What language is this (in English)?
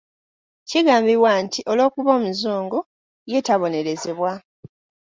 Ganda